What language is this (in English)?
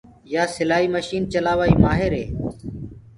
Gurgula